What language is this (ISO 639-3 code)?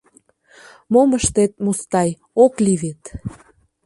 chm